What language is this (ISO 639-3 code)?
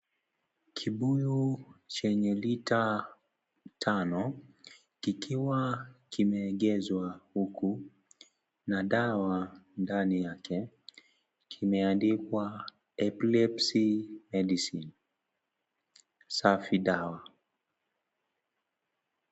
swa